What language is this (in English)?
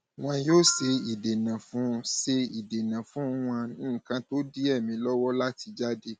Yoruba